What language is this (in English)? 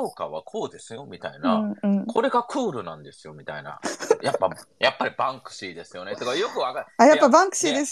Japanese